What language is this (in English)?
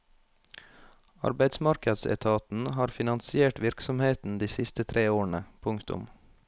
Norwegian